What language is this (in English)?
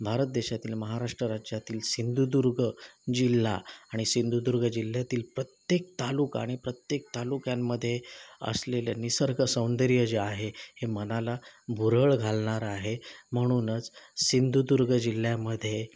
Marathi